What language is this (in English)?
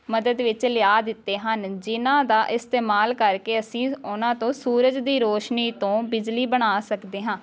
Punjabi